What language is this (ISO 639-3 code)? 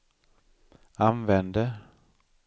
swe